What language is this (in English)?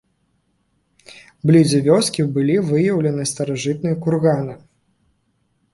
Belarusian